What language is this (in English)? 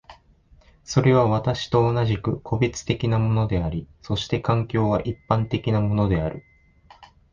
Japanese